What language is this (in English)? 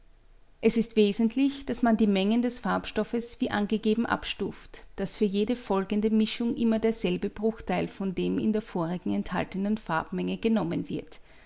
German